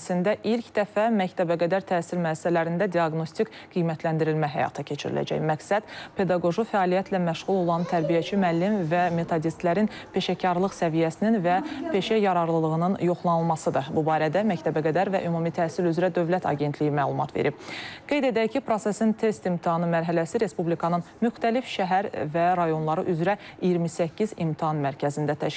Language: Turkish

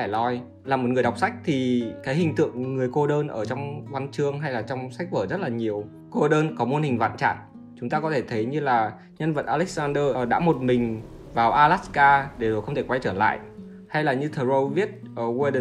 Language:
Vietnamese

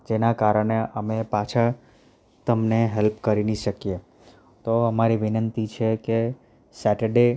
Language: Gujarati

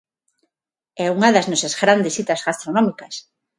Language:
Galician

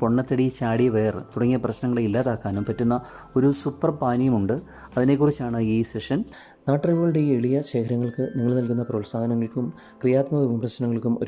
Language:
Malayalam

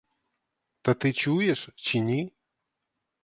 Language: Ukrainian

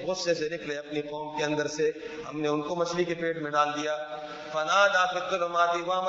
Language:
Urdu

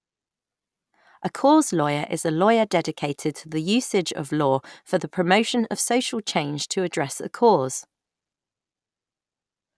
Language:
English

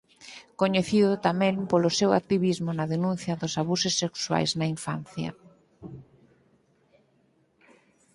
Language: Galician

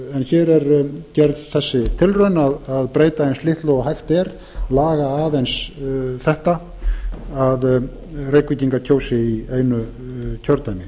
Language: Icelandic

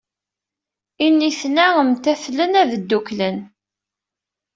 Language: Kabyle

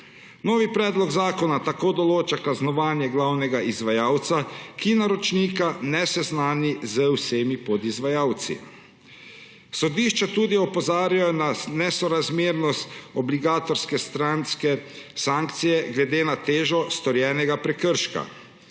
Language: Slovenian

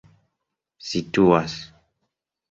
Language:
Esperanto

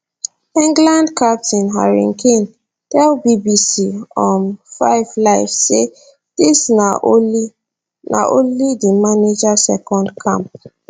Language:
Nigerian Pidgin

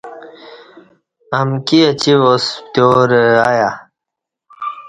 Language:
Kati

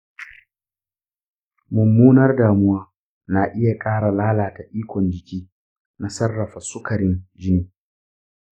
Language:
Hausa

